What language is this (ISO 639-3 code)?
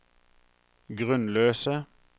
nor